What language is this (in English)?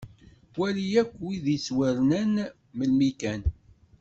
Kabyle